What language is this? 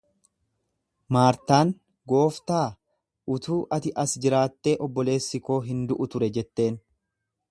Oromo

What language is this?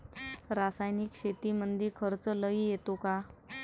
Marathi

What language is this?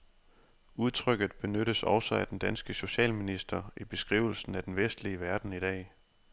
Danish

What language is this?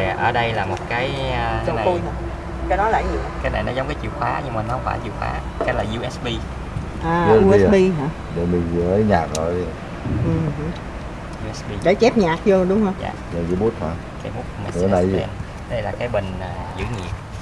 Vietnamese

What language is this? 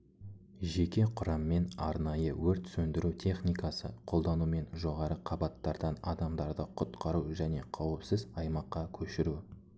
Kazakh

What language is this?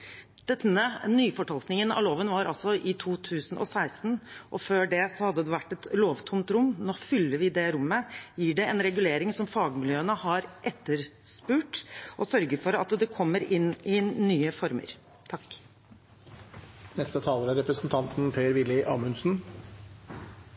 Norwegian Bokmål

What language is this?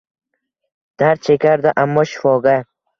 Uzbek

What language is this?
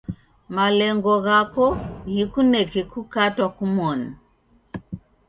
Taita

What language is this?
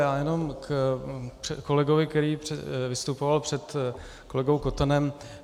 Czech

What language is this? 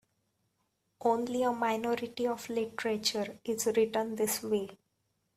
English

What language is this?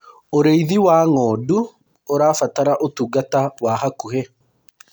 Kikuyu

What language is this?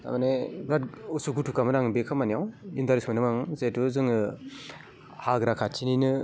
Bodo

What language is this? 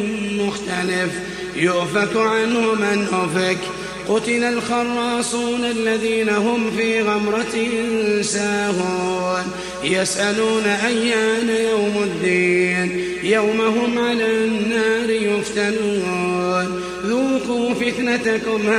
Arabic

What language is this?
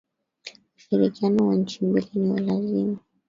Swahili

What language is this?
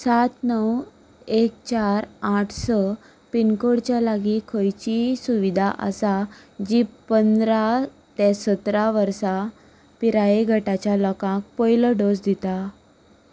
Konkani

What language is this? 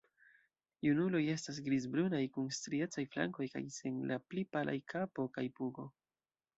Esperanto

